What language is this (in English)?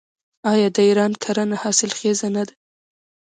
Pashto